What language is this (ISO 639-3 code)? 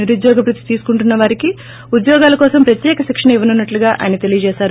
tel